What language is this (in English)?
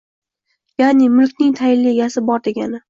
Uzbek